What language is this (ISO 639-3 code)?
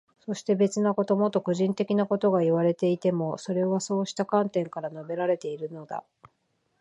jpn